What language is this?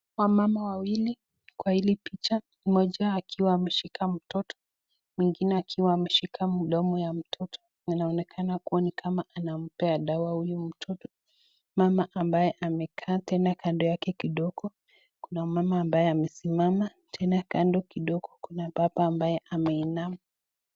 Swahili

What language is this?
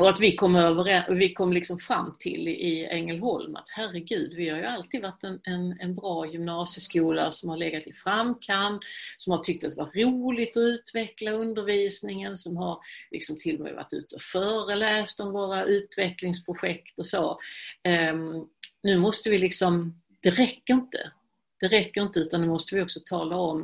Swedish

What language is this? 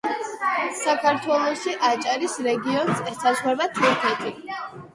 Georgian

